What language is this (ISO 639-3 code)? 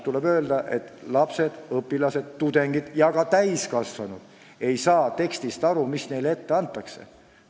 est